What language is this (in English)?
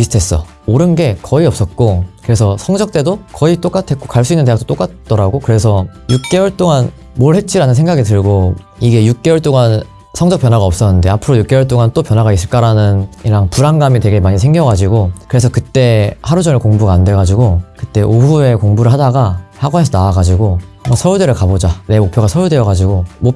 Korean